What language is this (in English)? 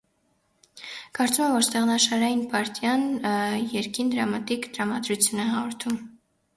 Armenian